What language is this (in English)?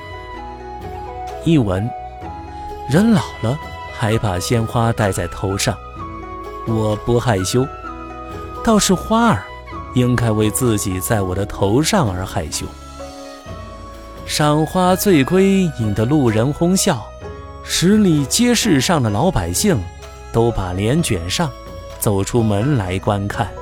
Chinese